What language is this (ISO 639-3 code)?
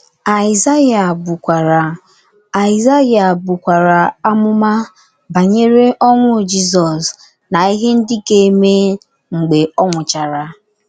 ibo